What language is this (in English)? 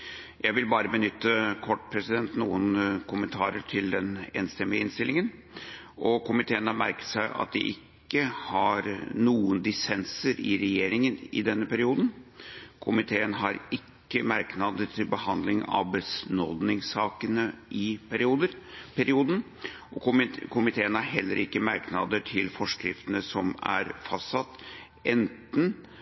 Norwegian Bokmål